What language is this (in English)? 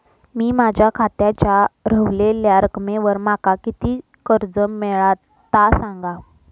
Marathi